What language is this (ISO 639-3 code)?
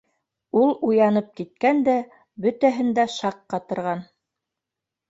bak